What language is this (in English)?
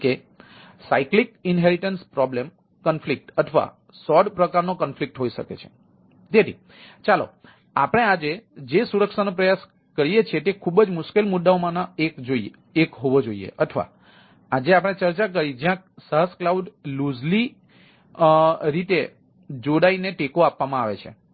Gujarati